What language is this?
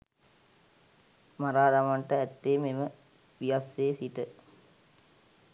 Sinhala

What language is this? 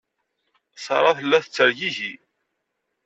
Kabyle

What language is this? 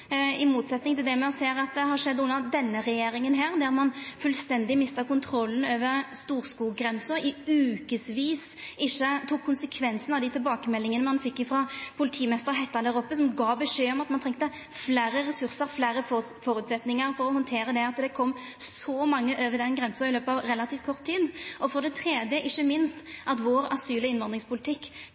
Norwegian Nynorsk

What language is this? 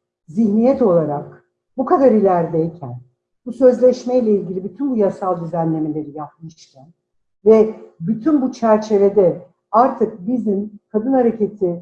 Turkish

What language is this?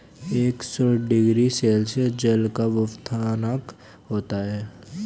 Hindi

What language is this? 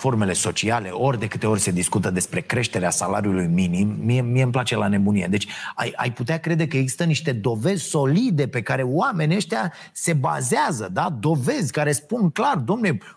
Romanian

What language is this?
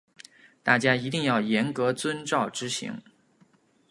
Chinese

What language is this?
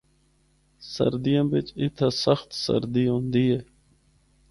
Northern Hindko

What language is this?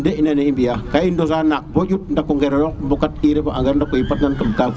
Serer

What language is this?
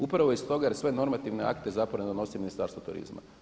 Croatian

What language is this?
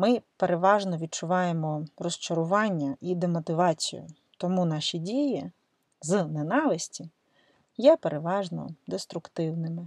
Ukrainian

